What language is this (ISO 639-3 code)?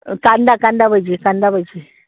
kok